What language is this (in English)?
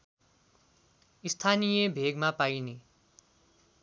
Nepali